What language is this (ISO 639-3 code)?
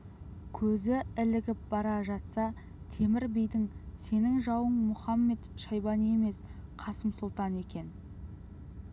kaz